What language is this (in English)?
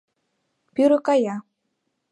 Mari